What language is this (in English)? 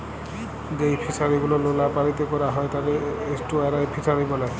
Bangla